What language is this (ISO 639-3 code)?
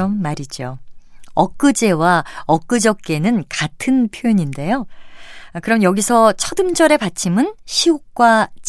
kor